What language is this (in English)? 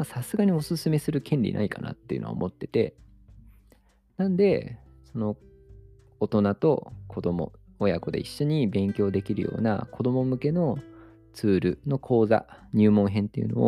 Japanese